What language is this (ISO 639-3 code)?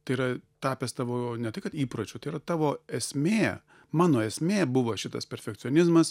lit